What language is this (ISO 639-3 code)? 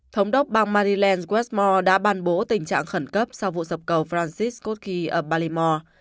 vie